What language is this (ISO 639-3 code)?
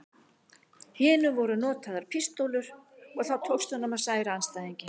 isl